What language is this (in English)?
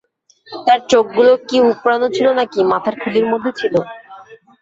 Bangla